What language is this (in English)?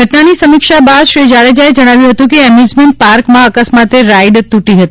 Gujarati